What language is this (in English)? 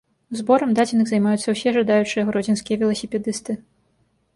Belarusian